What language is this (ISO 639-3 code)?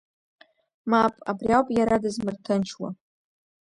abk